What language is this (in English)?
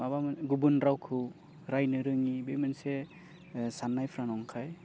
Bodo